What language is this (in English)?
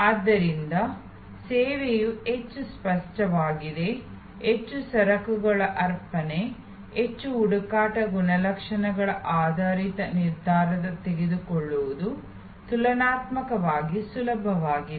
Kannada